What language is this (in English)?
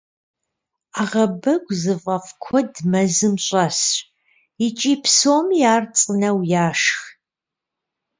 Kabardian